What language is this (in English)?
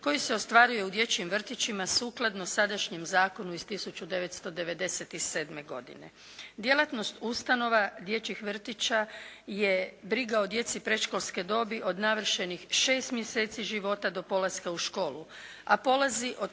Croatian